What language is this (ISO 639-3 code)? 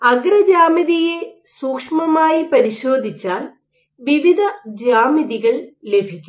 mal